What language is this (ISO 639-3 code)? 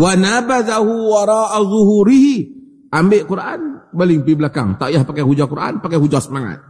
msa